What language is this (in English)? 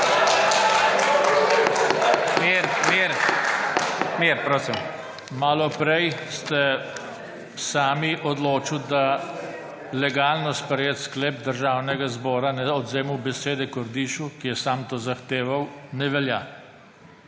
Slovenian